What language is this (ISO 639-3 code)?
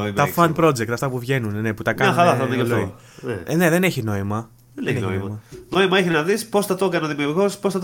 ell